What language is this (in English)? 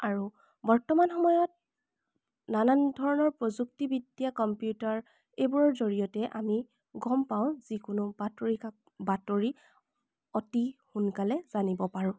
Assamese